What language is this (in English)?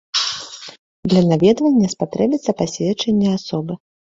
Belarusian